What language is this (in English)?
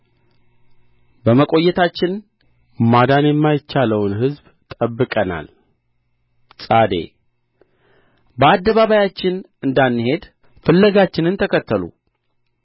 Amharic